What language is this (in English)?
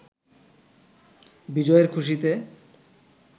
Bangla